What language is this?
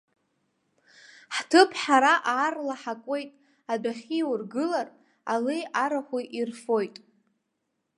Abkhazian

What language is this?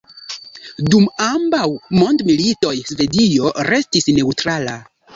Esperanto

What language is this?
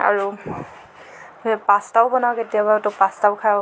Assamese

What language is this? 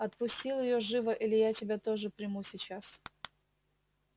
Russian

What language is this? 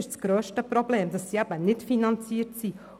Swiss German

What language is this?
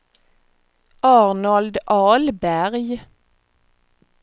Swedish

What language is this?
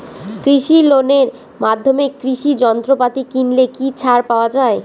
Bangla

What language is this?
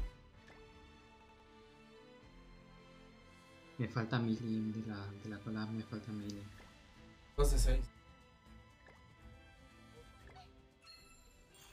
Spanish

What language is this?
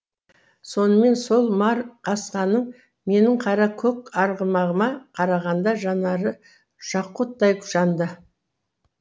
Kazakh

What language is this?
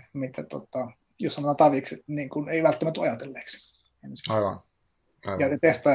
Finnish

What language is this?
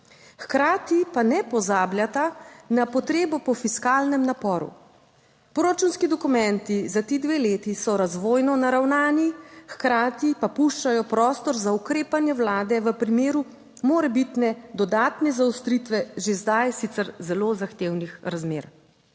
Slovenian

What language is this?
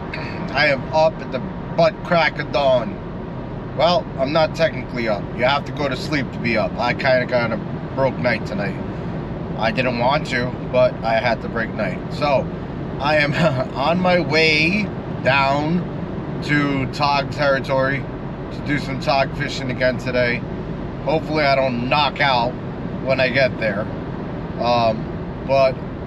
English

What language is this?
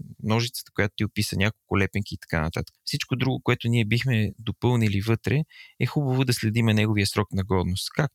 Bulgarian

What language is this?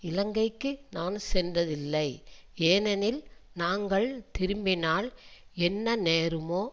Tamil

